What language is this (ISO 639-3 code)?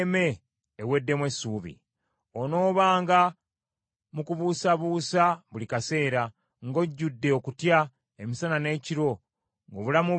lug